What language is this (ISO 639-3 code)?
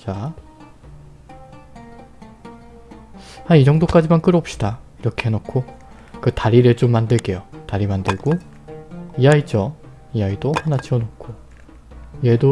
kor